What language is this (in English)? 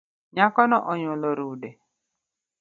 Luo (Kenya and Tanzania)